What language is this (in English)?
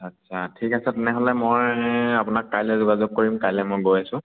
Assamese